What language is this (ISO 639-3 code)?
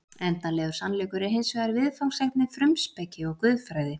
isl